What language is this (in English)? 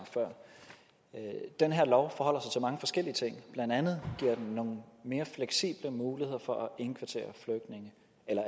Danish